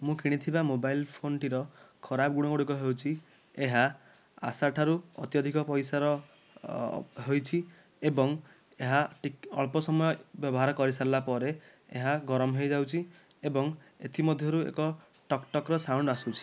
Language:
Odia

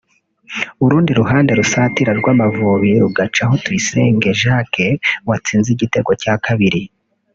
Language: Kinyarwanda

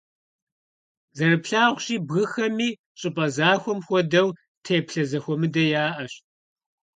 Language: Kabardian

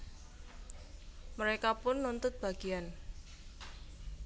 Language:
Javanese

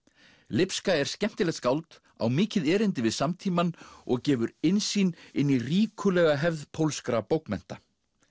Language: Icelandic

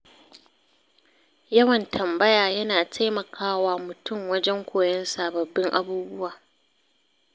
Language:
Hausa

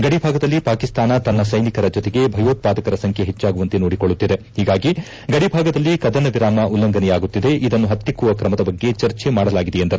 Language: Kannada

